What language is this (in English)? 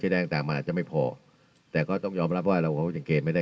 Thai